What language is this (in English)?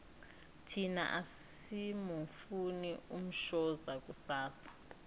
South Ndebele